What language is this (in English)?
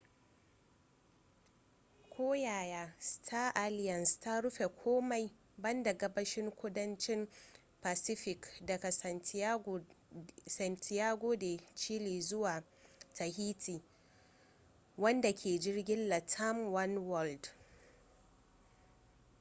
Hausa